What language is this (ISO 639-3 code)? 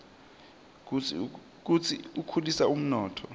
ssw